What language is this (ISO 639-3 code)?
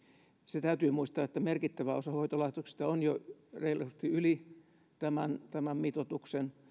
fin